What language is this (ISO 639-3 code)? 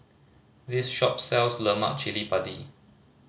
eng